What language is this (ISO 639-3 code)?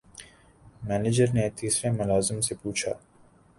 urd